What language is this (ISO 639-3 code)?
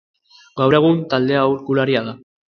eus